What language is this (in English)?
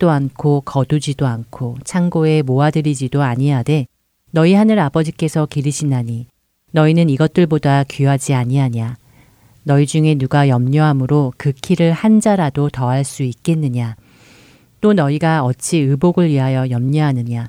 Korean